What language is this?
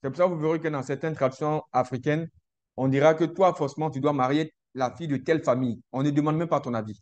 French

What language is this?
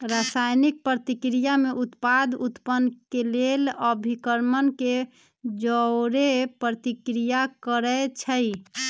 Magahi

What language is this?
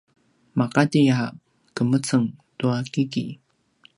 Paiwan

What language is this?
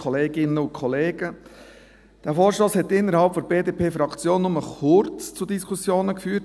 Swiss German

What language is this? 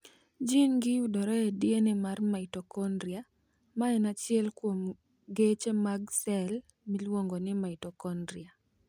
Luo (Kenya and Tanzania)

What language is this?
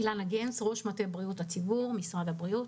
Hebrew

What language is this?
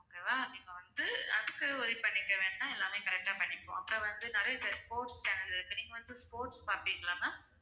Tamil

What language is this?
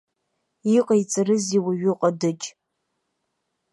Abkhazian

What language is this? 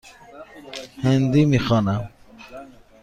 Persian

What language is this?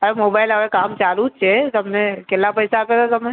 Gujarati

